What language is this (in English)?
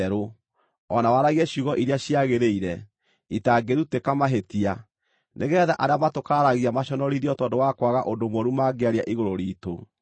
Kikuyu